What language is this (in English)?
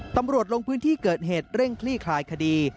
Thai